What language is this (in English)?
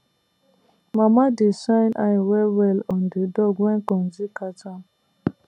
Nigerian Pidgin